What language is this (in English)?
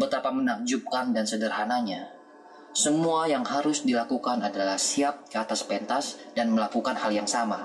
Indonesian